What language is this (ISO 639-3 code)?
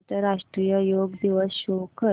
mar